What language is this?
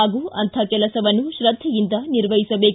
Kannada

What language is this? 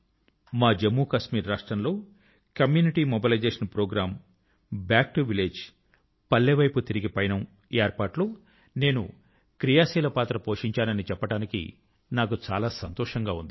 Telugu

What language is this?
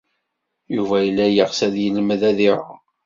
Kabyle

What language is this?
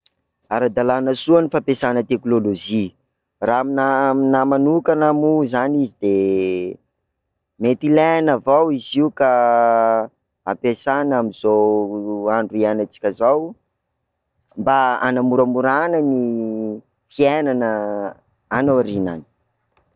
Sakalava Malagasy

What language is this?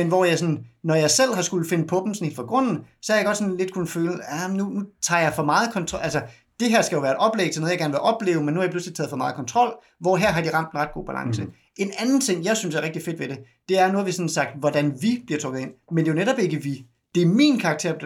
Danish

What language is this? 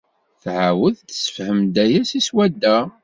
Kabyle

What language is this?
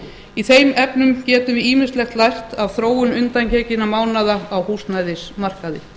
Icelandic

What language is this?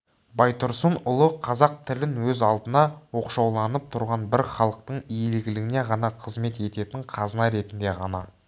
Kazakh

